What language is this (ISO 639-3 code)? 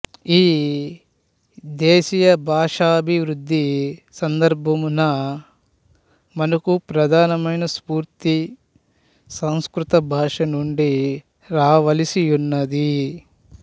tel